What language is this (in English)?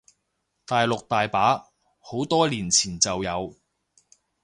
Cantonese